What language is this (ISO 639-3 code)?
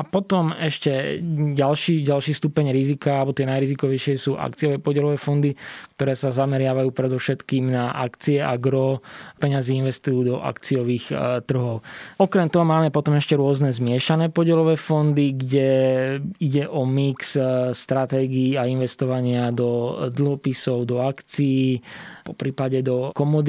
slk